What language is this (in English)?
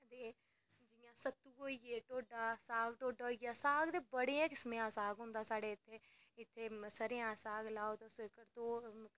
Dogri